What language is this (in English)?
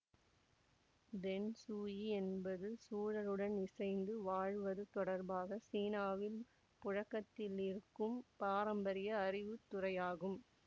Tamil